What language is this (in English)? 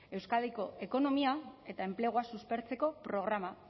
Basque